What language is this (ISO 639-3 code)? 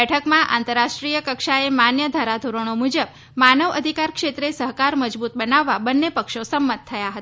guj